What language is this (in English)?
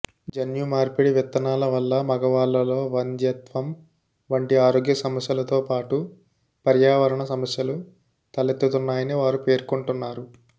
Telugu